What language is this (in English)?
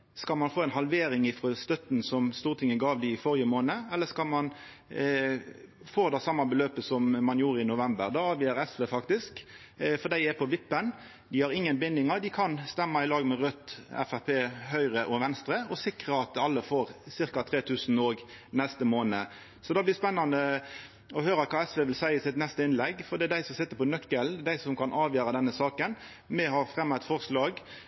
Norwegian Nynorsk